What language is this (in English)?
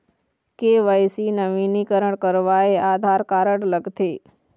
Chhattisgarhi